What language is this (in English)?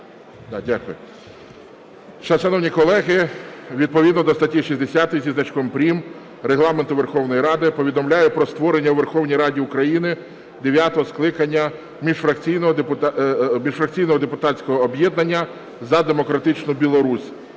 Ukrainian